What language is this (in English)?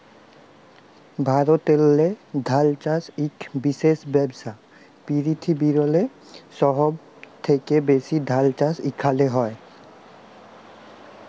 Bangla